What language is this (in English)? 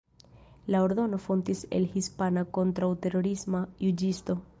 Esperanto